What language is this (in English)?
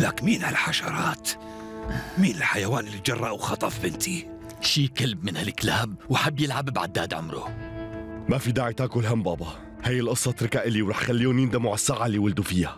Arabic